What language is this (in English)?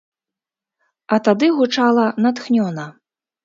Belarusian